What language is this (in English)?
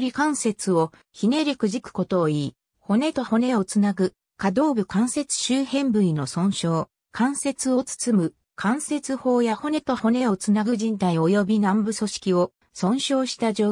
Japanese